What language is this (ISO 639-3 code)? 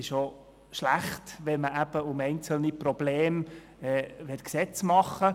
gsw